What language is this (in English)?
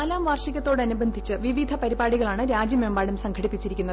Malayalam